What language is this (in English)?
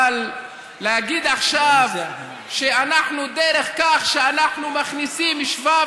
Hebrew